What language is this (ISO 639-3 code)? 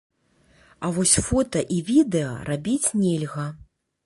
bel